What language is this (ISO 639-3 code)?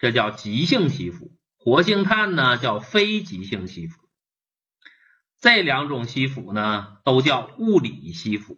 zho